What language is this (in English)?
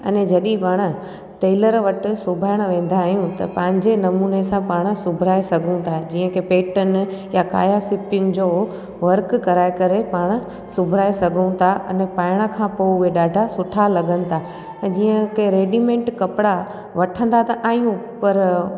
Sindhi